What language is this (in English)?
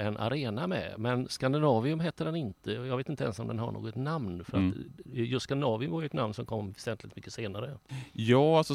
Swedish